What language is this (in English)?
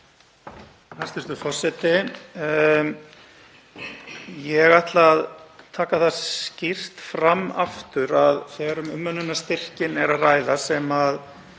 Icelandic